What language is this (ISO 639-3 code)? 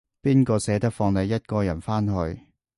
yue